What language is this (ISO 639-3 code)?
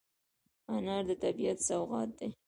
pus